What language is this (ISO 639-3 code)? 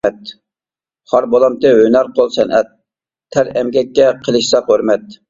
uig